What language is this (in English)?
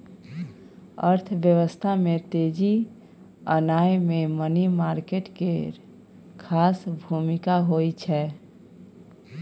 Maithili